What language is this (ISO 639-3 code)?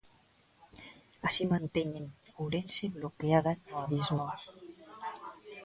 glg